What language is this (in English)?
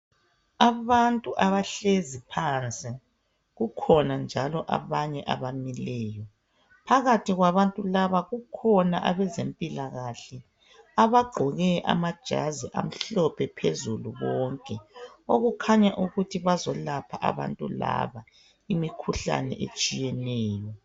North Ndebele